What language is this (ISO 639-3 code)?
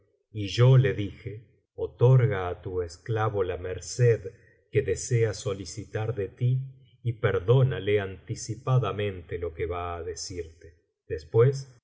spa